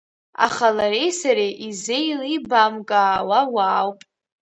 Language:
Abkhazian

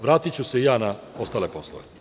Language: Serbian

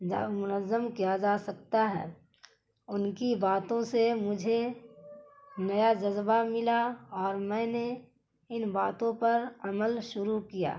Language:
Urdu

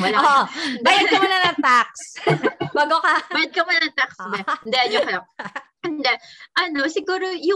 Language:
Filipino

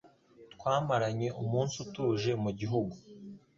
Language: Kinyarwanda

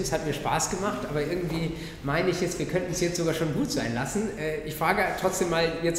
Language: German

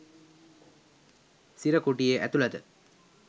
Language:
Sinhala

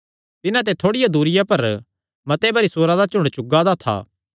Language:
Kangri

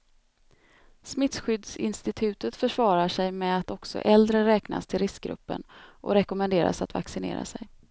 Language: Swedish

